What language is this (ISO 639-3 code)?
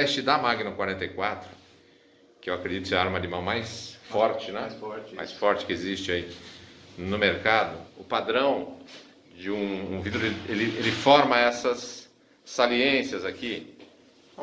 por